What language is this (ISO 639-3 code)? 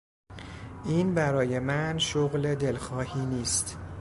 fas